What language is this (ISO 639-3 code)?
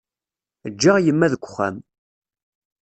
kab